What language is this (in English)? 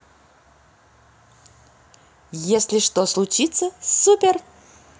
Russian